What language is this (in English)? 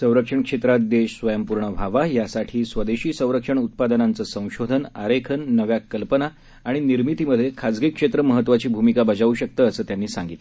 Marathi